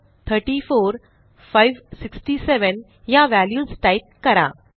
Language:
Marathi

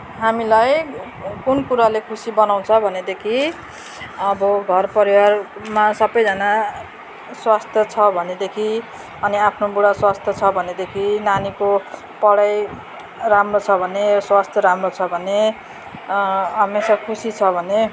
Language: Nepali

